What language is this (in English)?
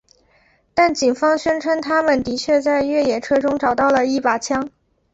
Chinese